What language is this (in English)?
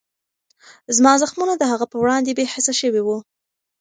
Pashto